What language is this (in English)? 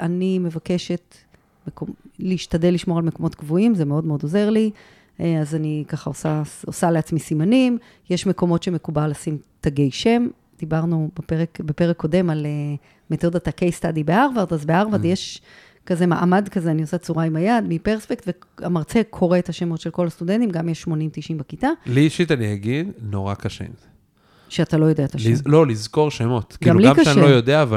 Hebrew